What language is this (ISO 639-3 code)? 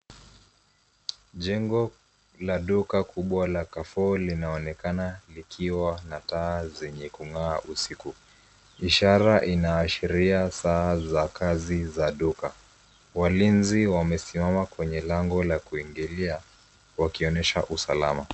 swa